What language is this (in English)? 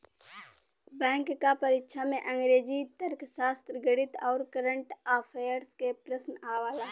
Bhojpuri